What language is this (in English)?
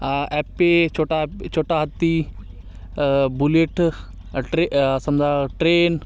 Marathi